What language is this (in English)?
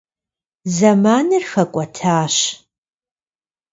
Kabardian